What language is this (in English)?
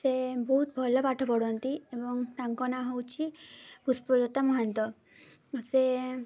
Odia